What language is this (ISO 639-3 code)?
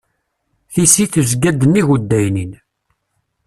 kab